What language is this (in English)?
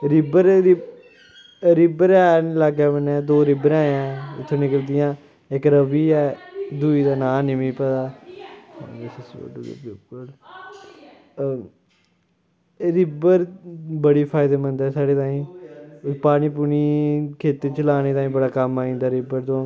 Dogri